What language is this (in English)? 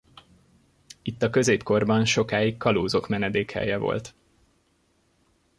Hungarian